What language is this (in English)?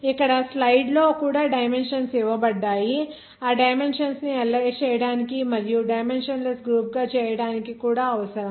Telugu